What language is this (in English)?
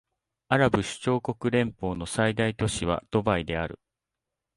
Japanese